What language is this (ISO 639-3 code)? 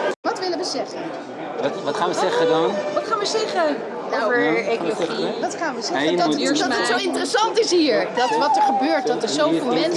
nld